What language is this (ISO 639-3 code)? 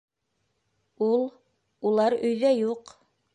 bak